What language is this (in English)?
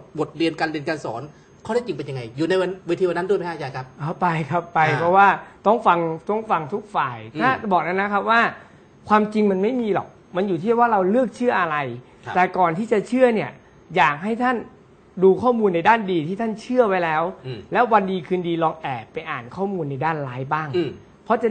Thai